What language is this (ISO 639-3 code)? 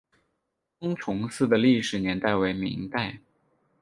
zho